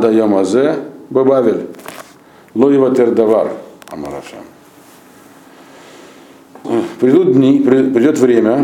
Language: Russian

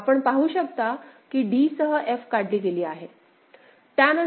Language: Marathi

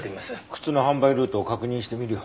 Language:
Japanese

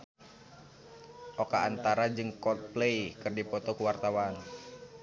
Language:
Sundanese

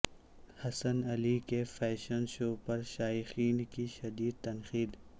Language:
Urdu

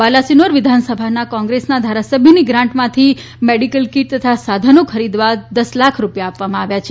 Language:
Gujarati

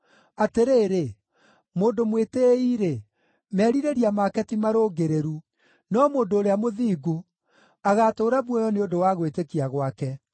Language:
Kikuyu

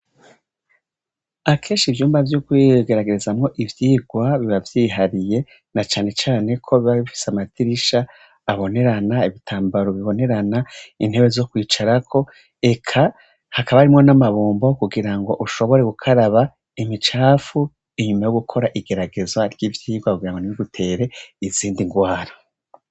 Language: Rundi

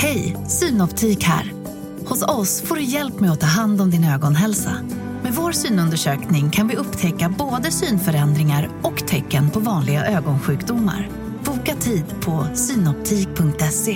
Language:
Swedish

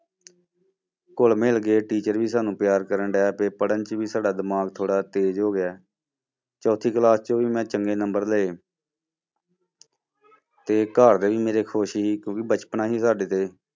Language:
Punjabi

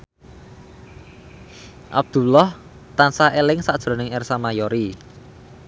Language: Javanese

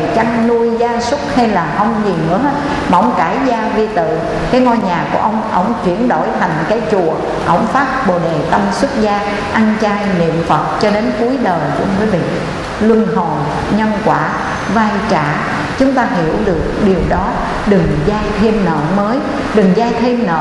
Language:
Vietnamese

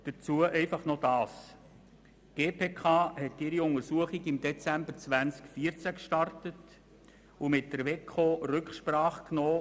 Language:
Swiss German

